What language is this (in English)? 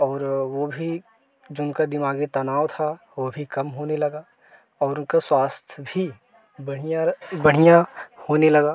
Hindi